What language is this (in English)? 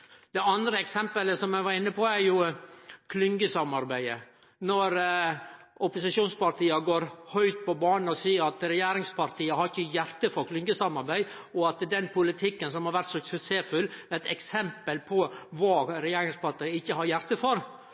Norwegian Nynorsk